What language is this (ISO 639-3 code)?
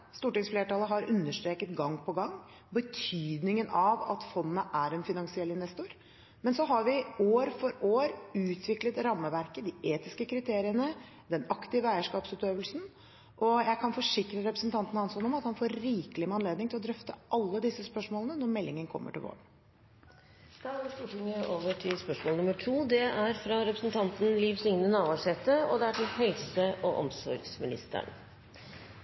nor